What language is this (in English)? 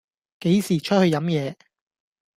Cantonese